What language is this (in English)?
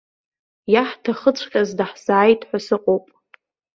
Abkhazian